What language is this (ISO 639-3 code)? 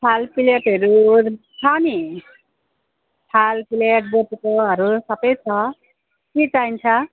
nep